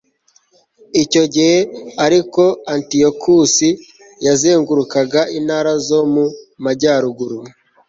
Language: Kinyarwanda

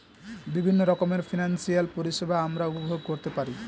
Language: Bangla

